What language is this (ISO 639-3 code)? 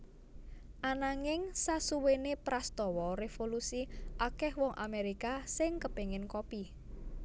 jav